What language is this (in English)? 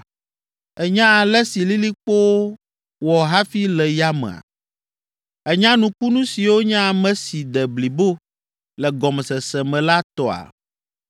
Ewe